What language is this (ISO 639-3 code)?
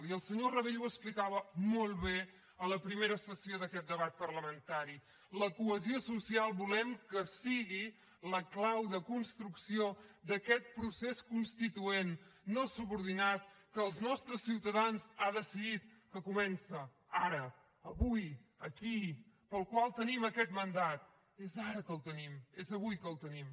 cat